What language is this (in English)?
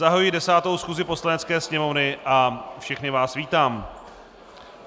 Czech